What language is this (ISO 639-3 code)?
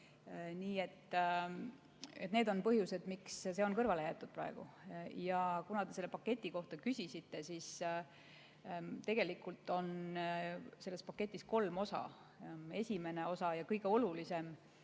est